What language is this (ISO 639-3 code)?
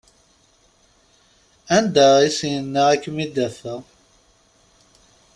kab